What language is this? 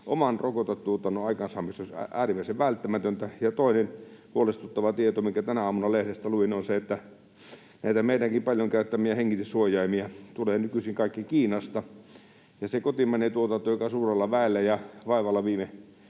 Finnish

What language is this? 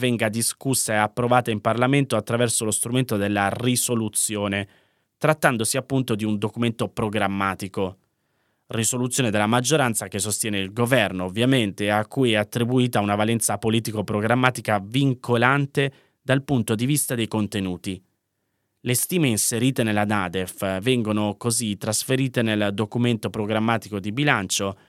Italian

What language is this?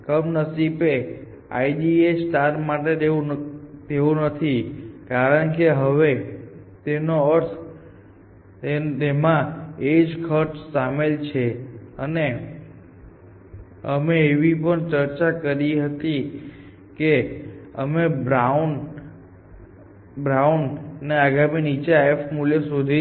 Gujarati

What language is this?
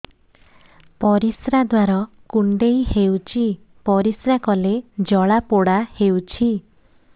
Odia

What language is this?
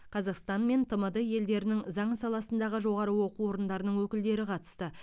Kazakh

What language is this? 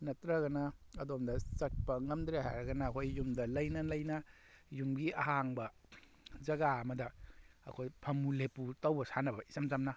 Manipuri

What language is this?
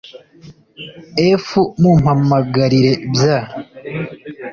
Kinyarwanda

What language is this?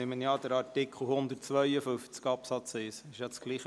Swiss German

